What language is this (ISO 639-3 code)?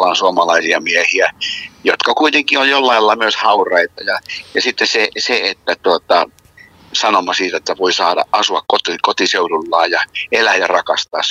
fin